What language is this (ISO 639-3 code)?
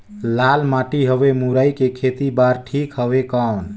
hne